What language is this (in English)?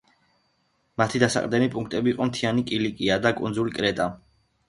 Georgian